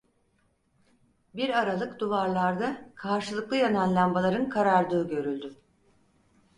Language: Turkish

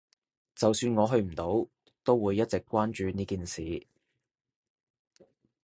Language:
Cantonese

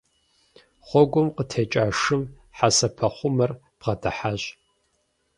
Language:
Kabardian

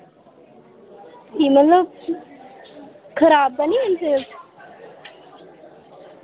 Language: Dogri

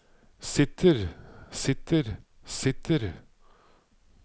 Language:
Norwegian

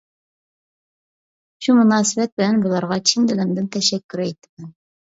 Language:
Uyghur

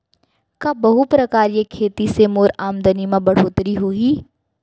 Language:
Chhattisgarhi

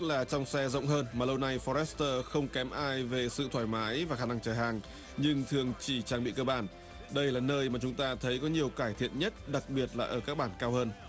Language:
Vietnamese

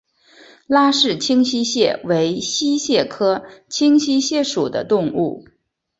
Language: Chinese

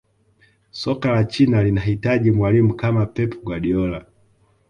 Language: Swahili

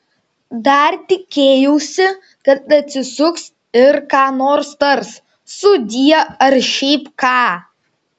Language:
Lithuanian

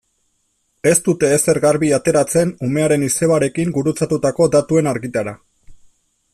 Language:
Basque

